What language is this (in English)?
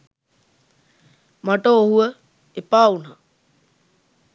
Sinhala